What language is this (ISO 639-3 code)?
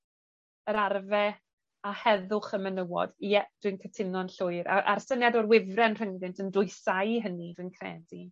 cym